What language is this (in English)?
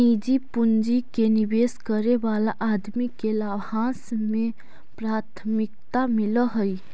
Magahi